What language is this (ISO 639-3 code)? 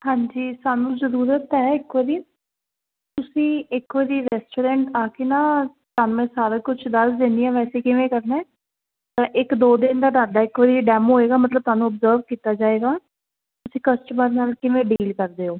pan